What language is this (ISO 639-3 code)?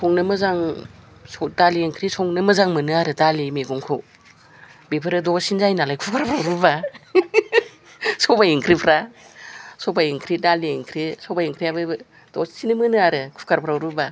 brx